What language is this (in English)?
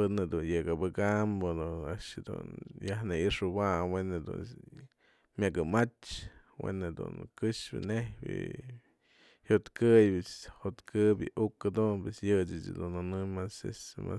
Mazatlán Mixe